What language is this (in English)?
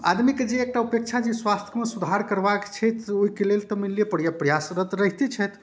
Maithili